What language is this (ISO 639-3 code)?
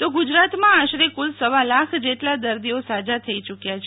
guj